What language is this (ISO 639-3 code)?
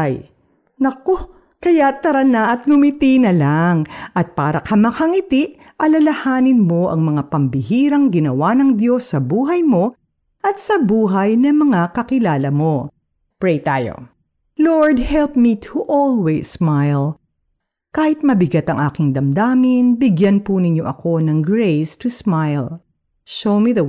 fil